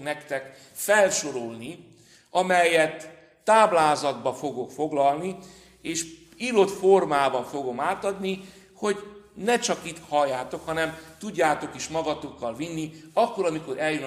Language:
Hungarian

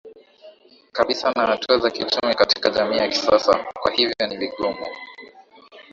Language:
Swahili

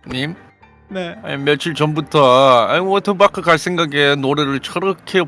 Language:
Korean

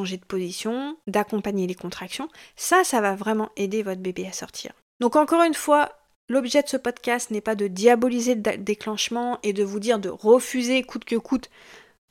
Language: French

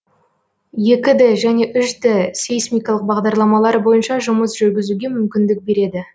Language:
Kazakh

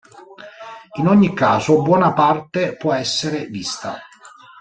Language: Italian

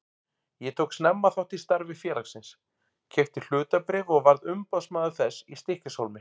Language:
Icelandic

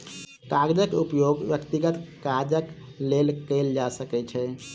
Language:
Maithili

